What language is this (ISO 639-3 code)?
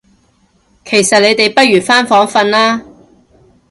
yue